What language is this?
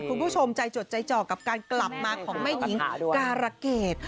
Thai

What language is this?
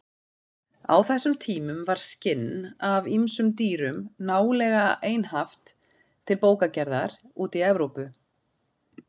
Icelandic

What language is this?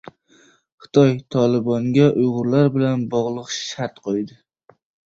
Uzbek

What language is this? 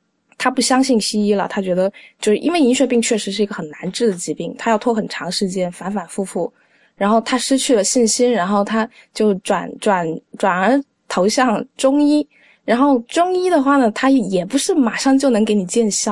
Chinese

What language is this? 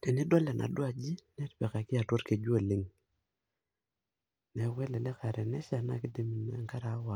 Masai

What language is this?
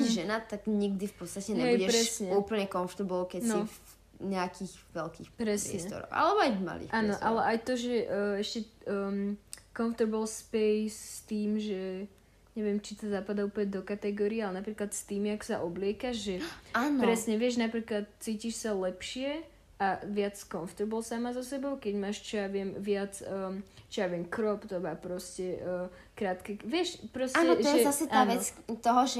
Slovak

